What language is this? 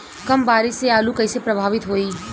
Bhojpuri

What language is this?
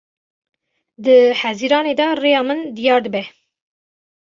Kurdish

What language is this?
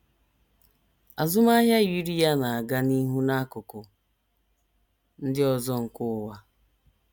Igbo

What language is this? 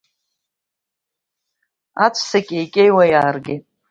Abkhazian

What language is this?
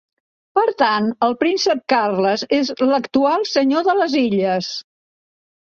Catalan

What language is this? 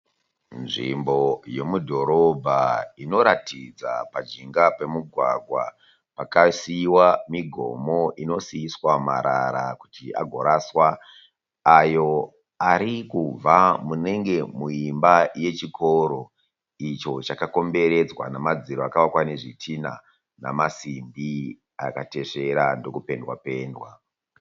Shona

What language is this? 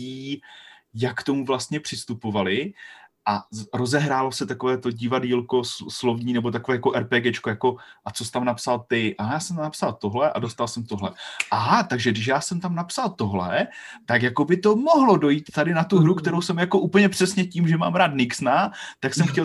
Czech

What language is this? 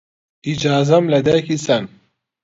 Central Kurdish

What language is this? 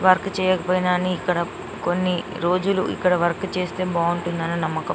Telugu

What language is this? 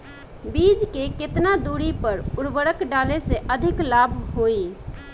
Bhojpuri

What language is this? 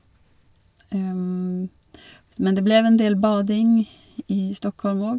Norwegian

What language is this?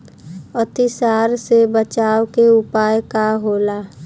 Bhojpuri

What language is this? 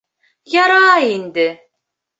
Bashkir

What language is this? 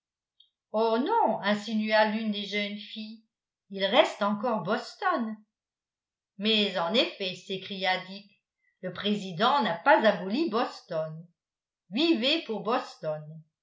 French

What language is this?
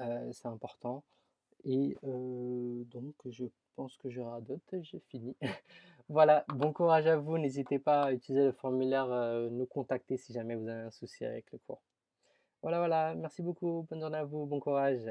French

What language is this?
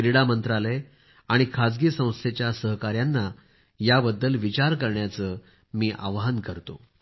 Marathi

